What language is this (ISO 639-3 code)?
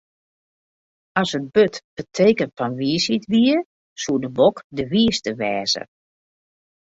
fry